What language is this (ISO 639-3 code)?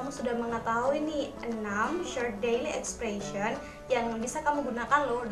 ind